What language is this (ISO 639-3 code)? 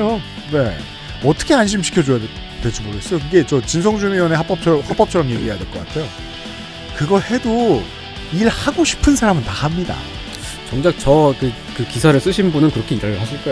kor